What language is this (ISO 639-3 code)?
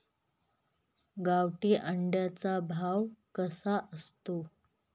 mar